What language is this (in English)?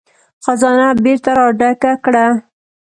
Pashto